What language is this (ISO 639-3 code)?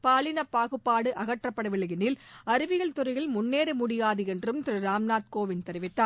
tam